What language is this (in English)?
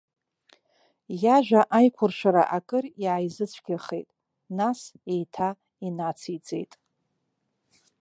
Abkhazian